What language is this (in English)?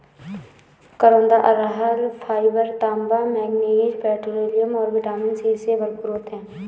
Hindi